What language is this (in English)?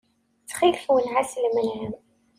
Kabyle